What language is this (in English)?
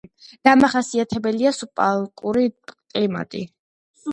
Georgian